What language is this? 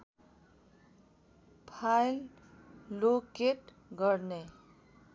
Nepali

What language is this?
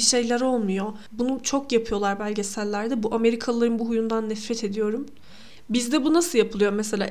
Turkish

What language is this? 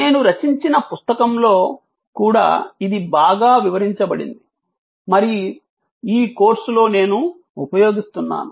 Telugu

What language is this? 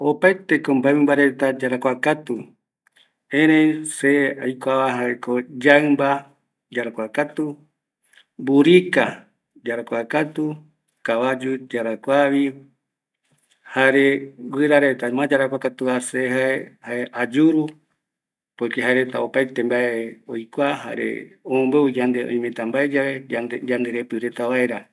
Eastern Bolivian Guaraní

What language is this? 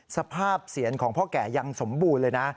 Thai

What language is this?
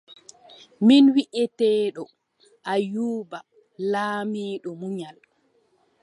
Adamawa Fulfulde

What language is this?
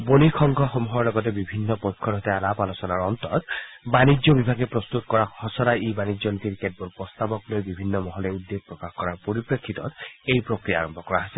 Assamese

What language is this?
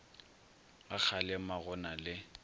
Northern Sotho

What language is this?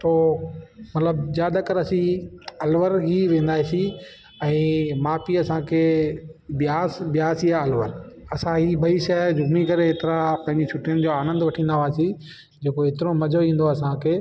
Sindhi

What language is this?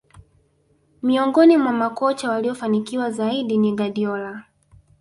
Swahili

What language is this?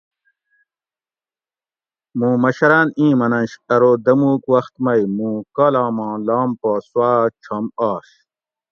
Gawri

